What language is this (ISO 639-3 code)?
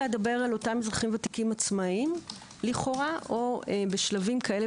heb